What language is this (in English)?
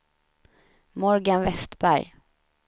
Swedish